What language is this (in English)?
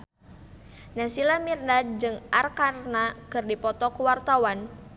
Sundanese